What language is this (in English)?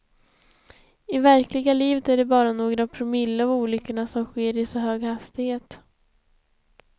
Swedish